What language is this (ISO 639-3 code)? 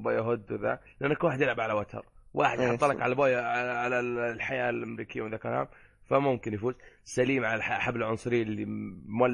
ara